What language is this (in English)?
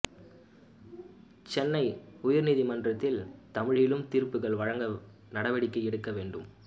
Tamil